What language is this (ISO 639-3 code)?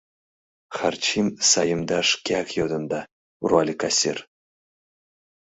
chm